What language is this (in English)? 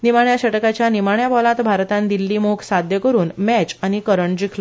Konkani